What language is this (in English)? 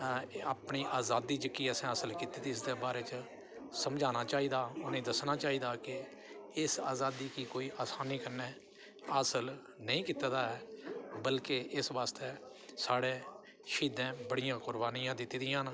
Dogri